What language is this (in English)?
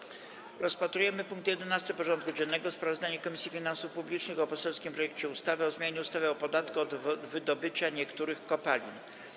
Polish